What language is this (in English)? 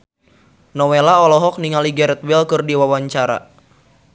Sundanese